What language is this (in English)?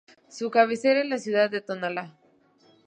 Spanish